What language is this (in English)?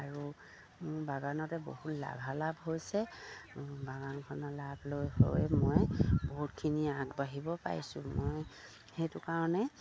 Assamese